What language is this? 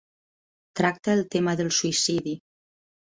Catalan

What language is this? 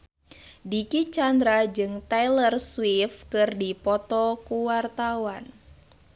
Sundanese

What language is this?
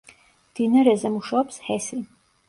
Georgian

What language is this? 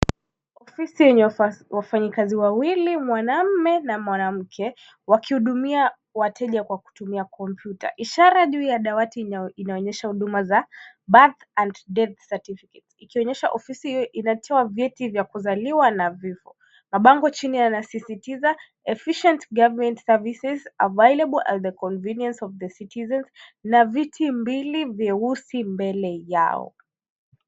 Swahili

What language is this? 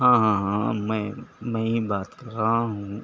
Urdu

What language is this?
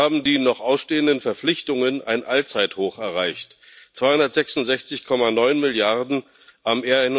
German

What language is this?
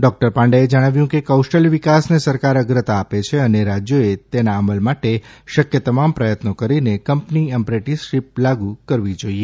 Gujarati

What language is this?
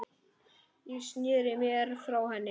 Icelandic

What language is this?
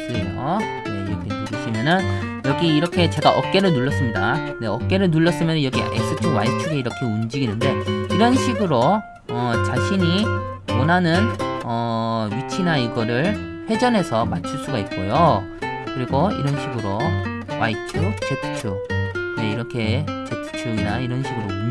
Korean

